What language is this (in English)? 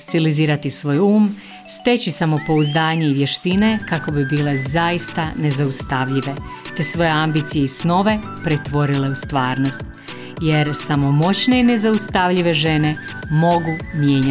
Croatian